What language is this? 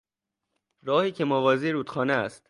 Persian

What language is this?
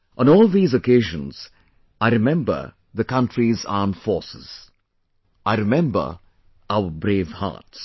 English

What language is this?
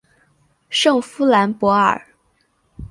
Chinese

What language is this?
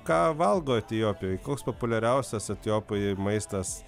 Lithuanian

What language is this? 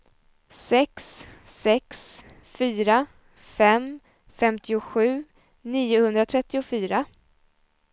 Swedish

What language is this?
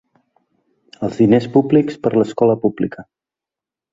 Catalan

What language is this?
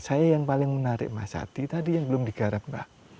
Indonesian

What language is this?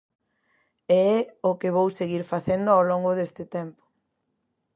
Galician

